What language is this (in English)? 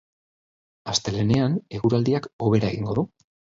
Basque